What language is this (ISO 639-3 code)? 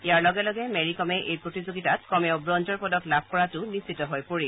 asm